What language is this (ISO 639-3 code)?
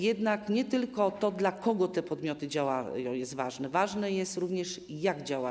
pol